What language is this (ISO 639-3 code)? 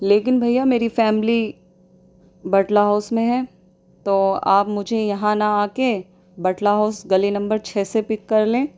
urd